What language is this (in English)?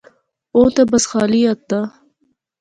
Pahari-Potwari